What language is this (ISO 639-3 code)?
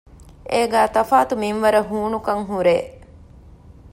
div